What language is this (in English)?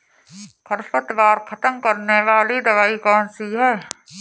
Hindi